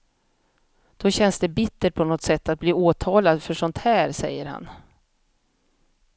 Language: Swedish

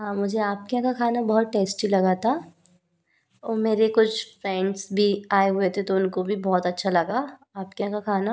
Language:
Hindi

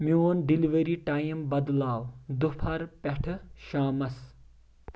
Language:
Kashmiri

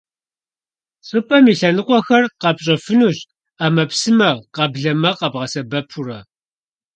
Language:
Kabardian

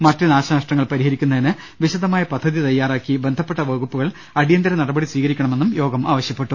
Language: Malayalam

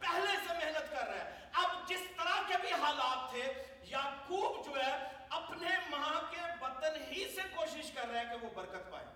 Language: Urdu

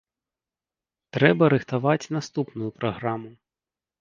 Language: Belarusian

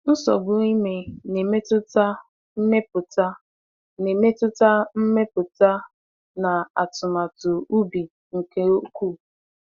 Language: Igbo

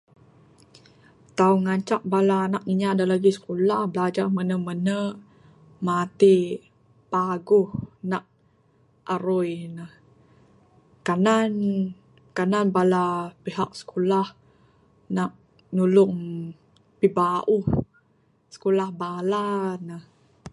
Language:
Bukar-Sadung Bidayuh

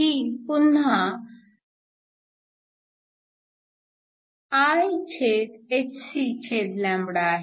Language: Marathi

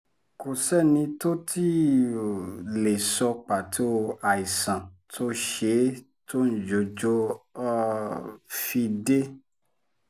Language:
Yoruba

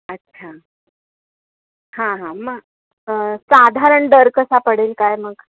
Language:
Marathi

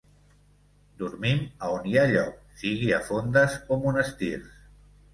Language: Catalan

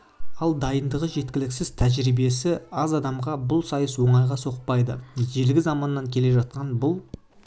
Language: Kazakh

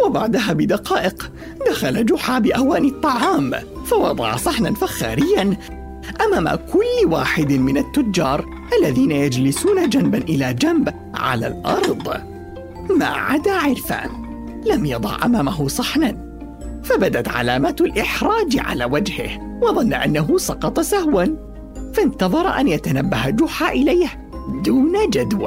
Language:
Arabic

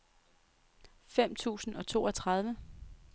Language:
Danish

